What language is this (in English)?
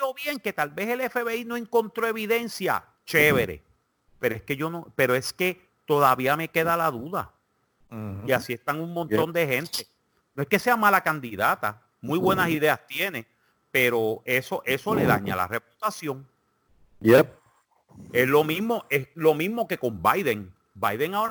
Spanish